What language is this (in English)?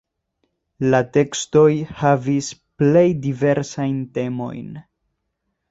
Esperanto